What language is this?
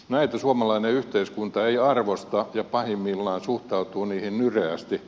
Finnish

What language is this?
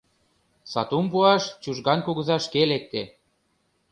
Mari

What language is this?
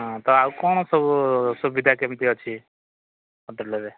Odia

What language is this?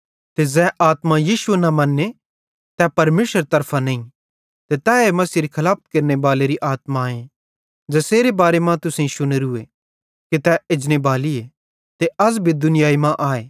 Bhadrawahi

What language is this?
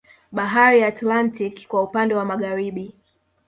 Swahili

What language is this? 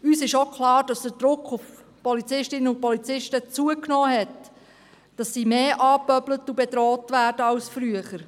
Swiss German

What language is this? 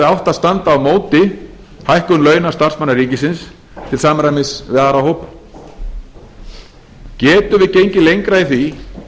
Icelandic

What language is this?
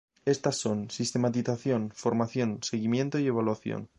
Spanish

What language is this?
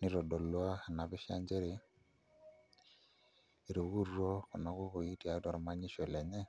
Masai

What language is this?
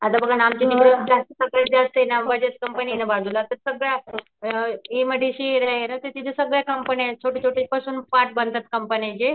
Marathi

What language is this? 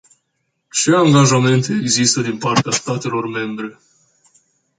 Romanian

